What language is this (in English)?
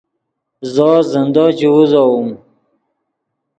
Yidgha